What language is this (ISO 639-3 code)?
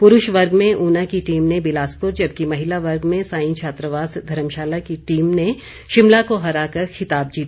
hin